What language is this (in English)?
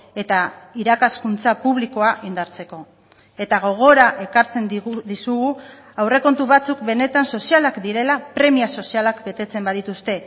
Basque